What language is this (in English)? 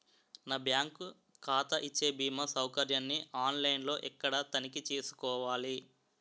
Telugu